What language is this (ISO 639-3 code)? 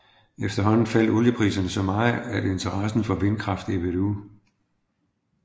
dan